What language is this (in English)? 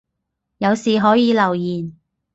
Cantonese